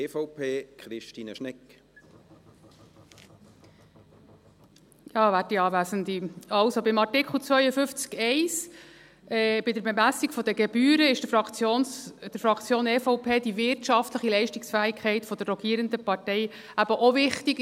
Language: Swiss German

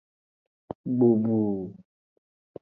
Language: Aja (Benin)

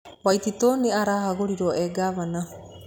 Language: Kikuyu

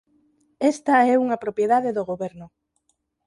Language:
Galician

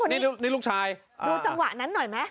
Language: Thai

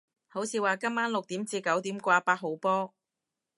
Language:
Cantonese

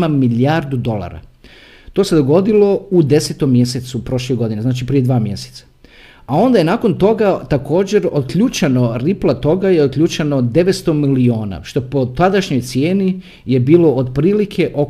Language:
Croatian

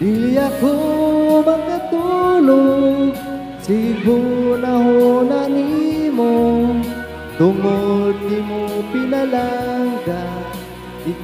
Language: Indonesian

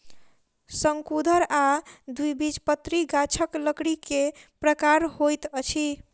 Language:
Maithili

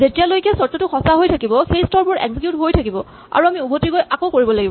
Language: Assamese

